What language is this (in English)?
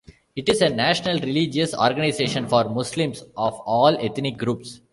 English